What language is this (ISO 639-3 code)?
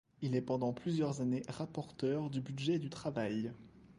fra